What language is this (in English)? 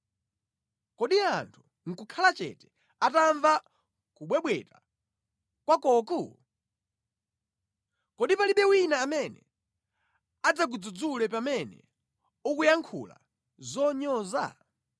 Nyanja